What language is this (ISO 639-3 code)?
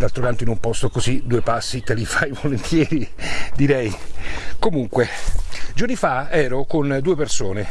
ita